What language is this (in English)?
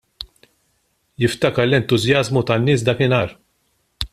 Maltese